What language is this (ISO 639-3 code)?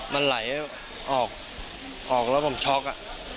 tha